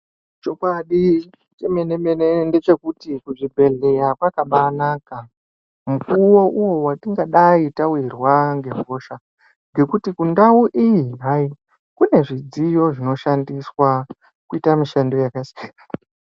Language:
Ndau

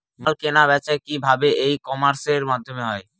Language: Bangla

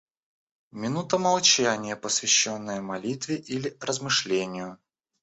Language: Russian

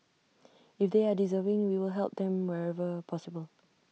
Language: English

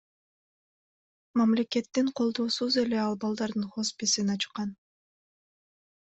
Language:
Kyrgyz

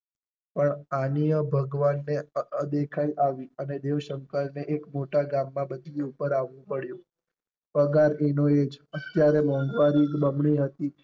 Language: Gujarati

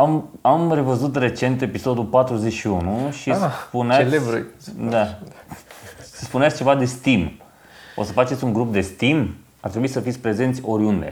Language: Romanian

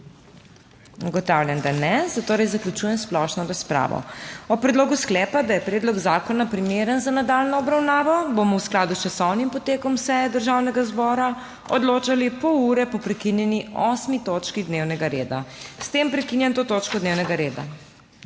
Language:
Slovenian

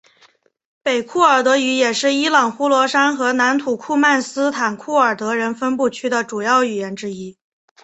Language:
Chinese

